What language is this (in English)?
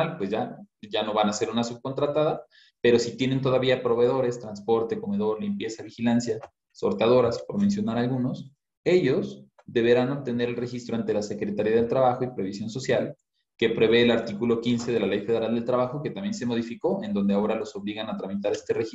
Spanish